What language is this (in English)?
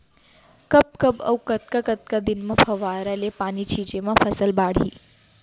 Chhattisgarhi